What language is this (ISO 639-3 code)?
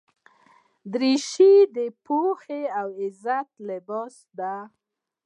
pus